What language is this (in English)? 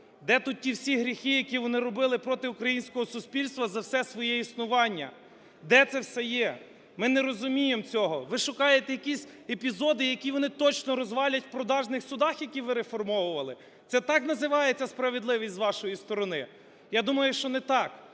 Ukrainian